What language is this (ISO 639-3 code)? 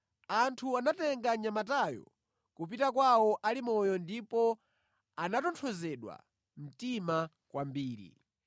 nya